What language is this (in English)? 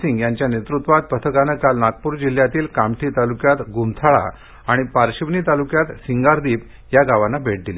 Marathi